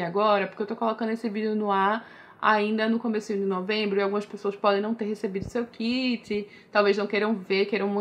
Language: Portuguese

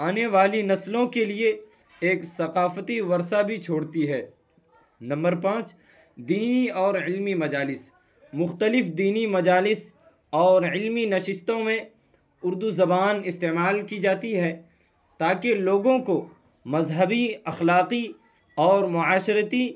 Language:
Urdu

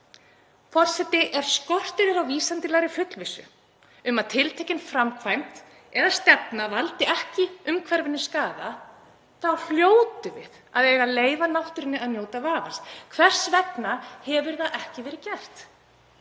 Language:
Icelandic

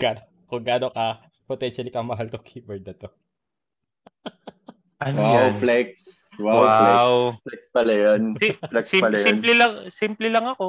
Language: Filipino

